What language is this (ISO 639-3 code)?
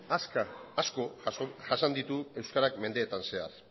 eus